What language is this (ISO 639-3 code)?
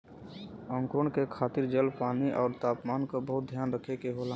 bho